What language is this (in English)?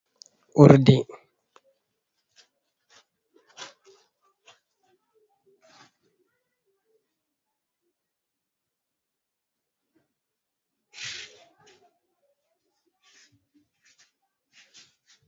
Fula